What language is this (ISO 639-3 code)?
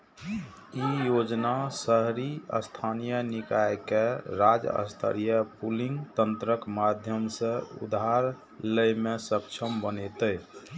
mai